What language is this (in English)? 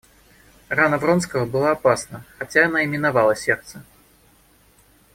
Russian